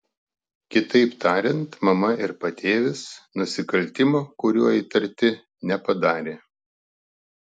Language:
Lithuanian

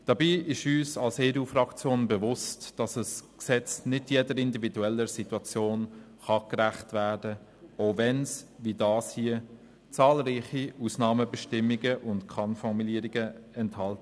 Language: Swiss German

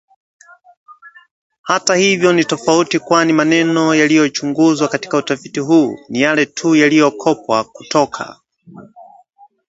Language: Swahili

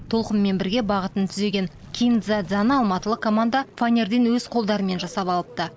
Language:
Kazakh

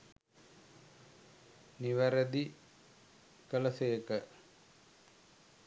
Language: Sinhala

